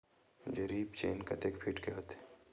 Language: Chhattisgarhi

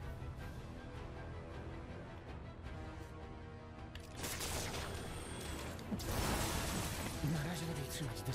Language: Polish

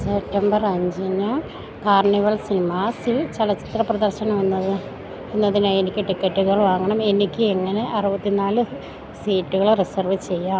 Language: Malayalam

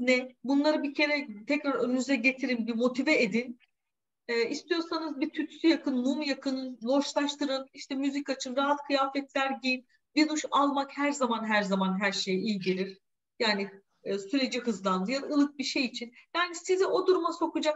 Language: Turkish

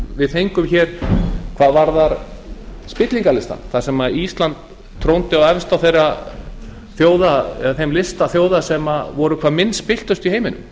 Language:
Icelandic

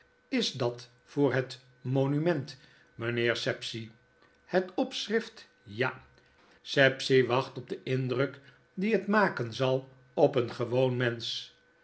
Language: Dutch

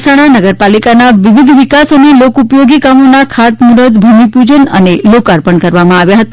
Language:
Gujarati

